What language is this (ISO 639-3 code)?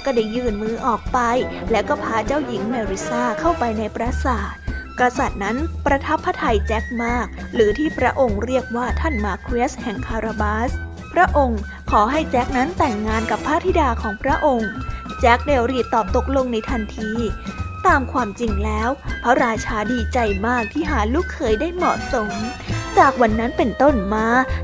tha